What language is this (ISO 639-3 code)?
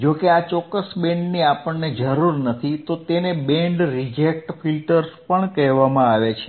guj